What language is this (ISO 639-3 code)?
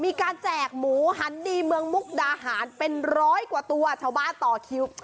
tha